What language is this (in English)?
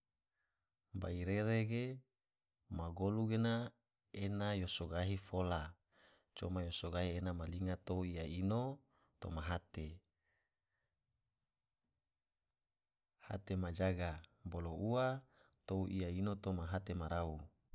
Tidore